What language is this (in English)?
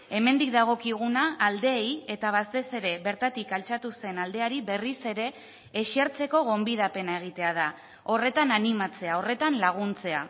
Basque